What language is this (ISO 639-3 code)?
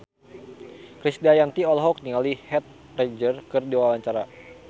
sun